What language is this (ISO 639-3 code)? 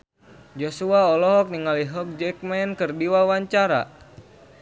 sun